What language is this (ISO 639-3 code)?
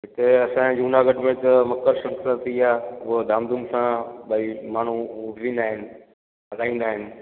snd